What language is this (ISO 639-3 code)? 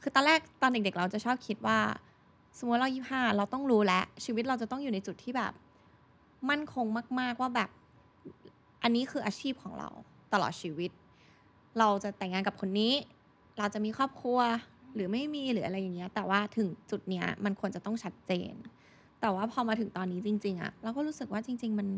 tha